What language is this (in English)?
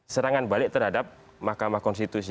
Indonesian